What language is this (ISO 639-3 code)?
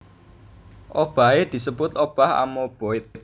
jav